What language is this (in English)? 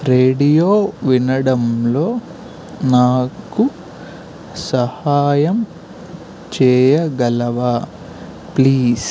Telugu